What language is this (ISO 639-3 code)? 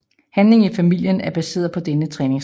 dan